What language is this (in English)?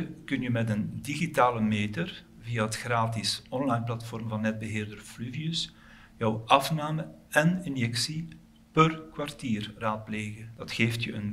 Dutch